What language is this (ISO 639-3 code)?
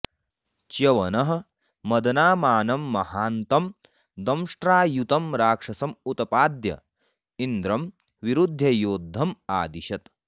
san